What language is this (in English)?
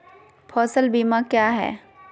Magahi